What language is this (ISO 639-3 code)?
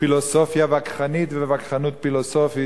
heb